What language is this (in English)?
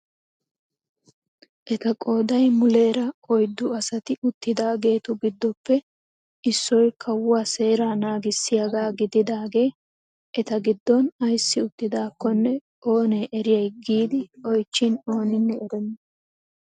Wolaytta